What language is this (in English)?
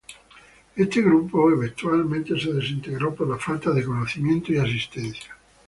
Spanish